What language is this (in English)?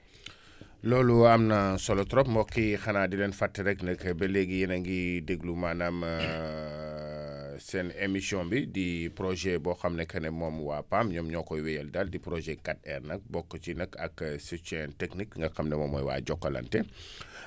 Wolof